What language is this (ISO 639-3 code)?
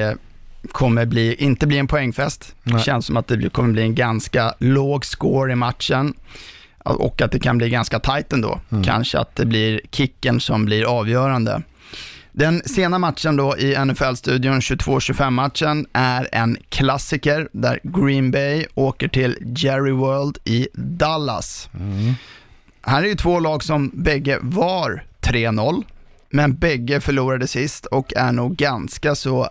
swe